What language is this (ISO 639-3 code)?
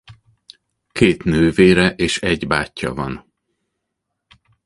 hun